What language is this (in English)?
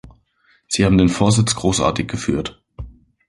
German